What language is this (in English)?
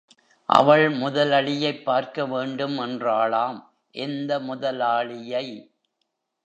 Tamil